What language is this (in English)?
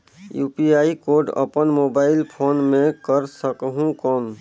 Chhattisgarhi